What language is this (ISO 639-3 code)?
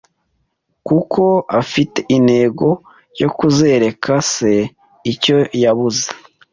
kin